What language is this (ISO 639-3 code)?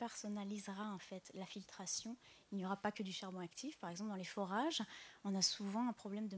fra